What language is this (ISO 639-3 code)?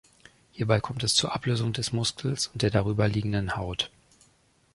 deu